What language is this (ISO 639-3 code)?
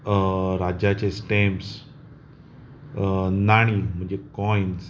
kok